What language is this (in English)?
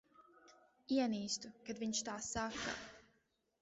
Latvian